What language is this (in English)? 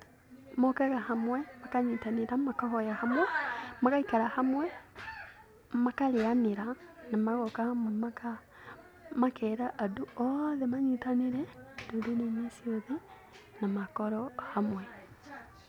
Kikuyu